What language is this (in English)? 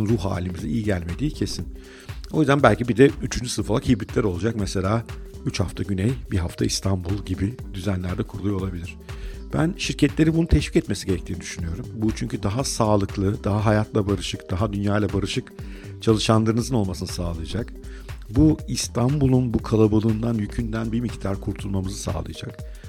Turkish